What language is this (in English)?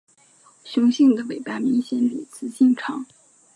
Chinese